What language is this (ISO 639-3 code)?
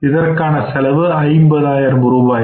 tam